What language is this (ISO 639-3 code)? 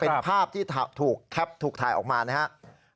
tha